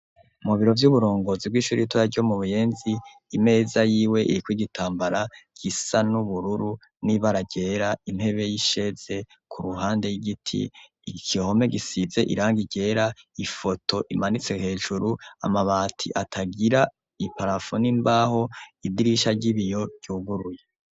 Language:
Rundi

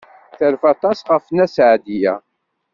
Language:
Kabyle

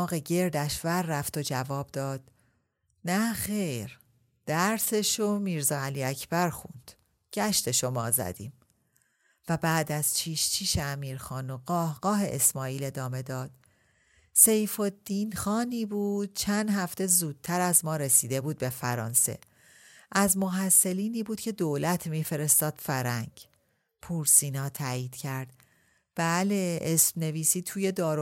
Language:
Persian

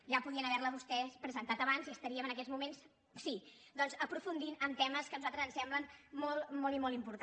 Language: Catalan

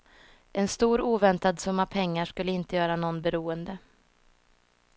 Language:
Swedish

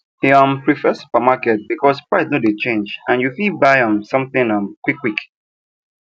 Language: Nigerian Pidgin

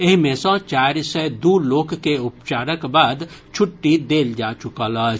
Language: Maithili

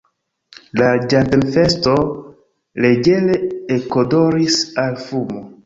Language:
Esperanto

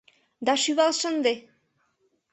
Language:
Mari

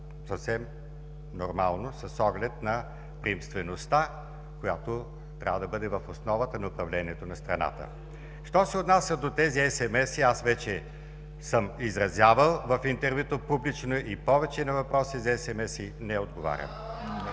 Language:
Bulgarian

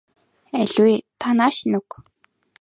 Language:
Mongolian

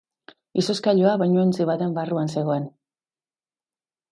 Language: Basque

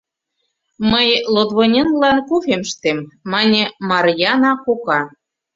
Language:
Mari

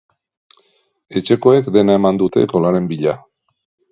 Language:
Basque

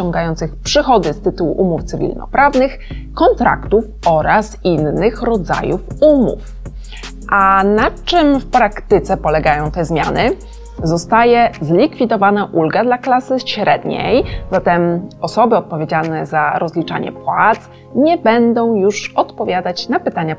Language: Polish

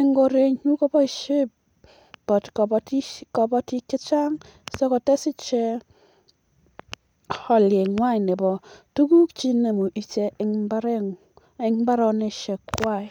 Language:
Kalenjin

